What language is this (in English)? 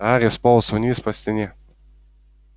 Russian